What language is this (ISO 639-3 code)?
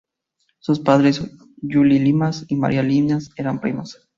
spa